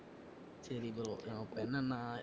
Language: Tamil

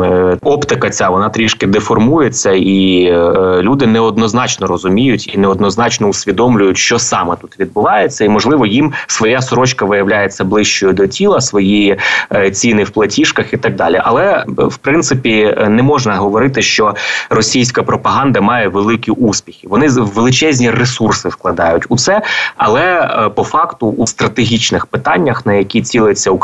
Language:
Ukrainian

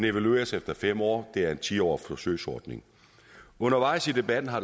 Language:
Danish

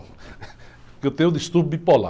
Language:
Portuguese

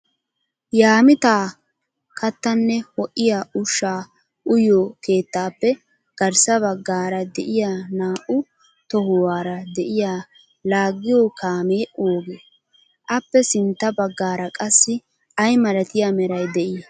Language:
Wolaytta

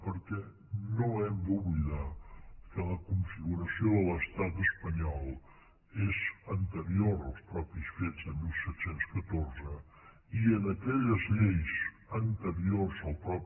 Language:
Catalan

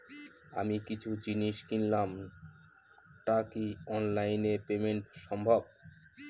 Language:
Bangla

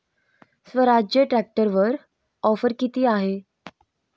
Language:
Marathi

